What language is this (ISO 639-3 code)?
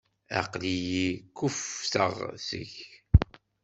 kab